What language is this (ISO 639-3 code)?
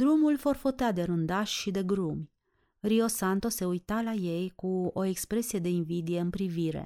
ron